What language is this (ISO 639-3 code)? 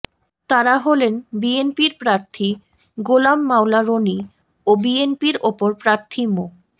ben